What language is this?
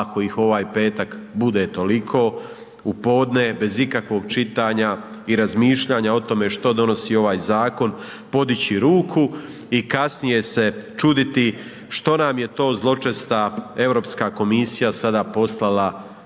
Croatian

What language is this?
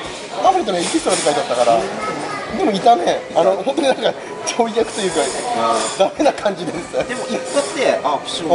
Japanese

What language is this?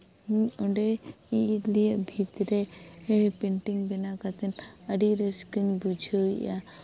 Santali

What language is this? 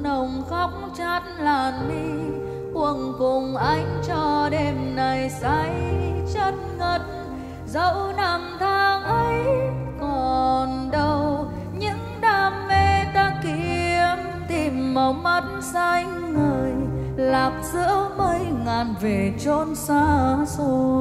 Vietnamese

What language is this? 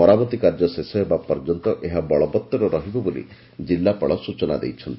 Odia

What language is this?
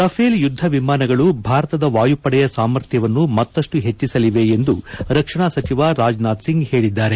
Kannada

